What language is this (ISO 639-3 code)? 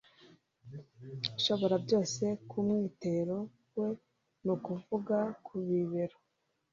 kin